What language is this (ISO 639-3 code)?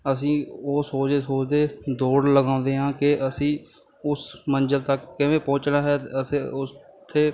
pan